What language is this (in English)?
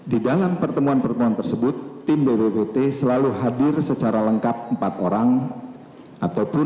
Indonesian